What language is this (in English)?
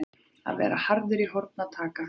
Icelandic